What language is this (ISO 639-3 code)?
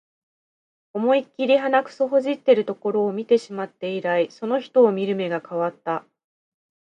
jpn